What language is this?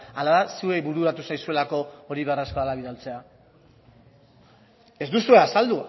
Basque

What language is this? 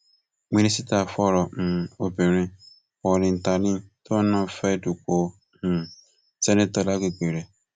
Yoruba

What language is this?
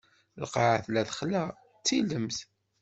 Kabyle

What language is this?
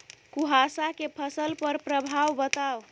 Maithili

